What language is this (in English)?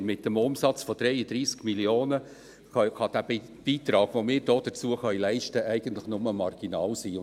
Swiss German